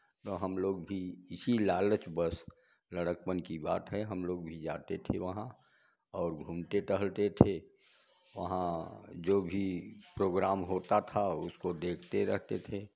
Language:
Hindi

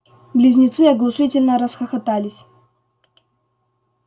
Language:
Russian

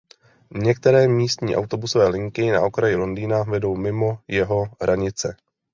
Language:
Czech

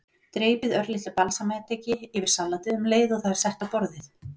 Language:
Icelandic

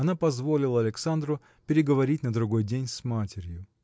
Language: Russian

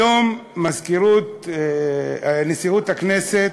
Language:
Hebrew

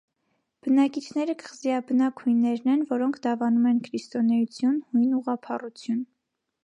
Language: Armenian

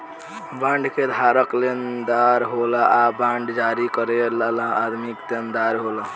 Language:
Bhojpuri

